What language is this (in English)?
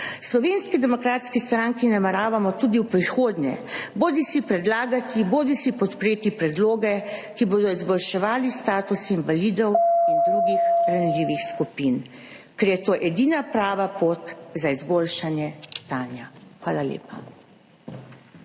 Slovenian